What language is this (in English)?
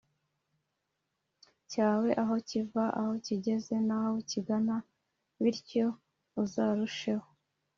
Kinyarwanda